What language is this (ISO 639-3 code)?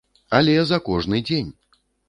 bel